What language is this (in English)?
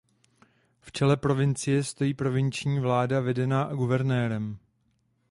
Czech